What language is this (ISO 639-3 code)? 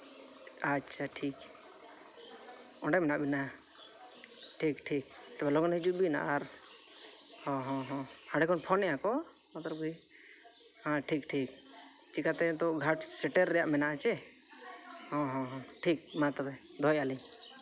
sat